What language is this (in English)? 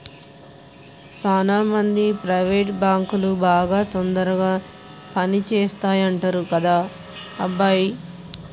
Telugu